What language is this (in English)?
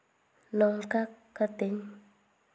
Santali